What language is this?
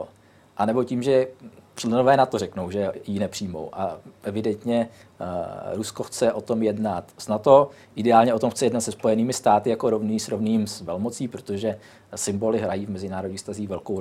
Czech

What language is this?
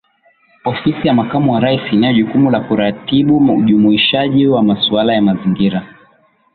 Swahili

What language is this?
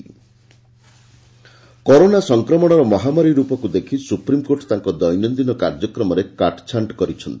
Odia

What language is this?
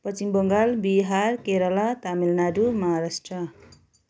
Nepali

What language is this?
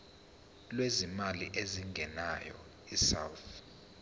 Zulu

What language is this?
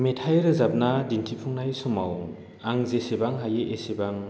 Bodo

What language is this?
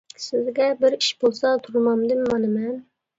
Uyghur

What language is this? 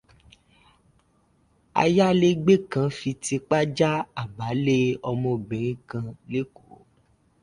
Yoruba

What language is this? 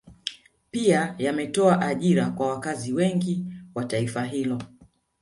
Swahili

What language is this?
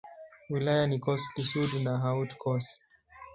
Swahili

